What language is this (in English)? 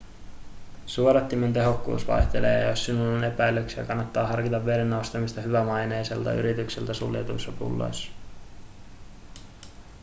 Finnish